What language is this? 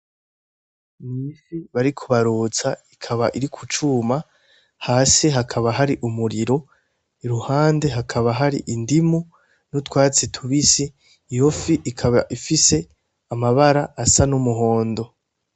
Rundi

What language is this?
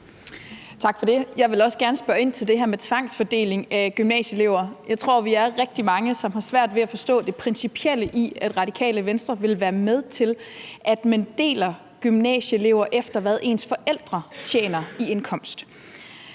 Danish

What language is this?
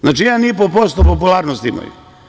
Serbian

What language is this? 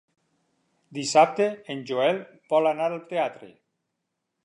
Catalan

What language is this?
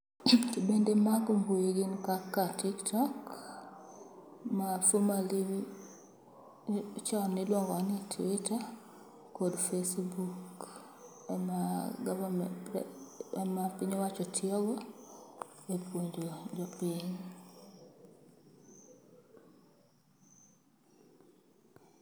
Luo (Kenya and Tanzania)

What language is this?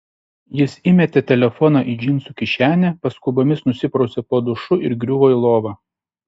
Lithuanian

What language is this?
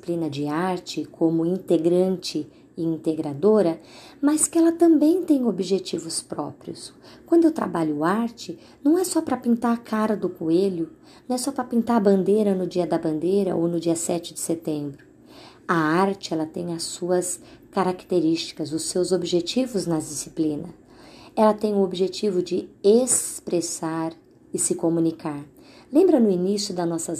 Portuguese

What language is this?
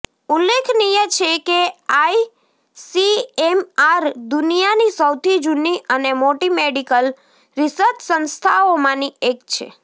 Gujarati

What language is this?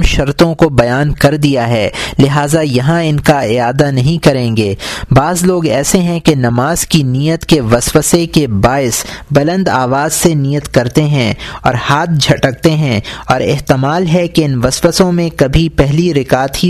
Urdu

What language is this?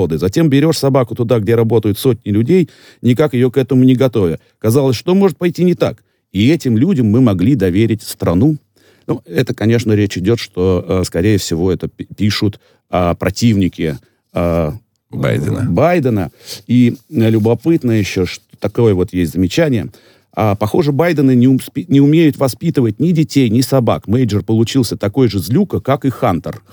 Russian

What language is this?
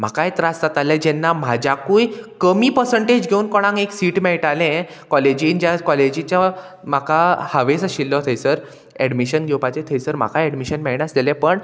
Konkani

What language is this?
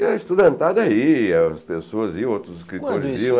Portuguese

